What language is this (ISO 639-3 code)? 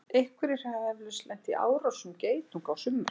isl